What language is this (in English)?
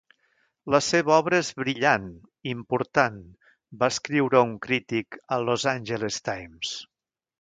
Catalan